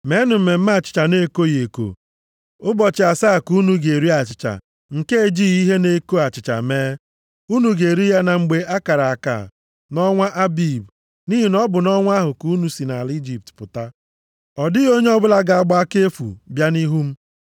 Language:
Igbo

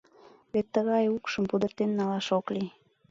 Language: Mari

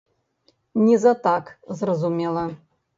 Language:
Belarusian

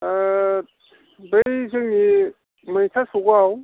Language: Bodo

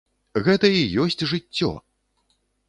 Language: Belarusian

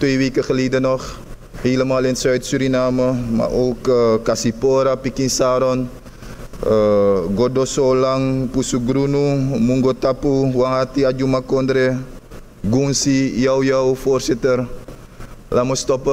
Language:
Dutch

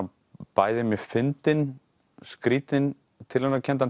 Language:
Icelandic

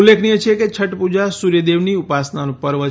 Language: Gujarati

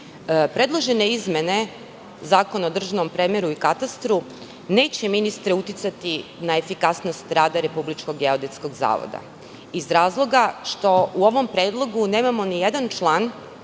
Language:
Serbian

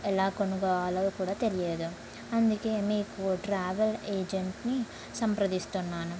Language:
Telugu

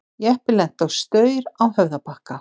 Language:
Icelandic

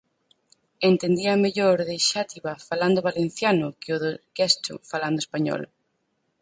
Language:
Galician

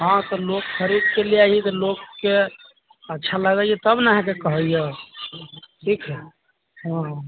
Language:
Maithili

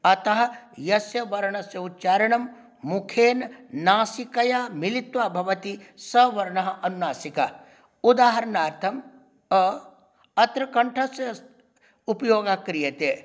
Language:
Sanskrit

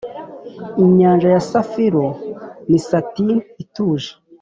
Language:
Kinyarwanda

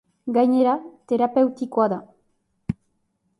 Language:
Basque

